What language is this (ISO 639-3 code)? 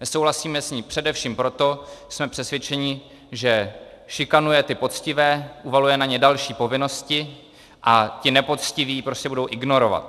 ces